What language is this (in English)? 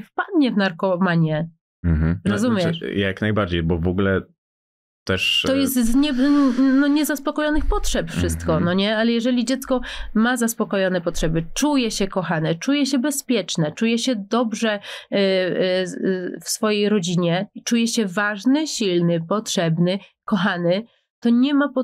Polish